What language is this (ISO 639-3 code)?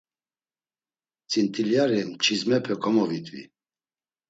lzz